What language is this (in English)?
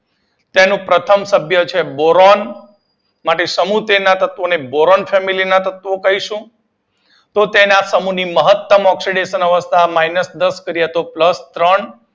Gujarati